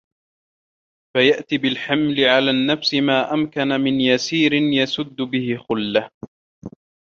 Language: Arabic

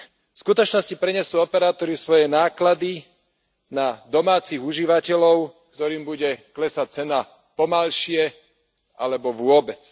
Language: Slovak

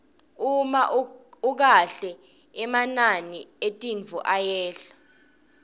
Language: Swati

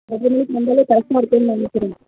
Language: Tamil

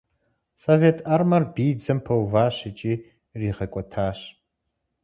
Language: Kabardian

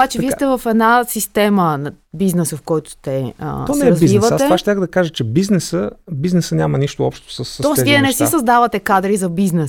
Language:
Bulgarian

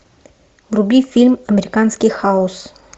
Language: Russian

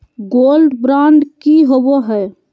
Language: Magahi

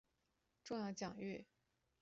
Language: Chinese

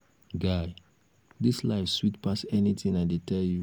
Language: Nigerian Pidgin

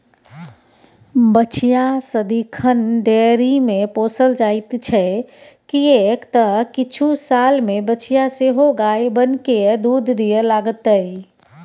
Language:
Maithili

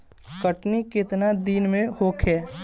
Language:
Bhojpuri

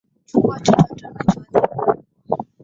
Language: Swahili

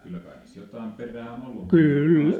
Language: Finnish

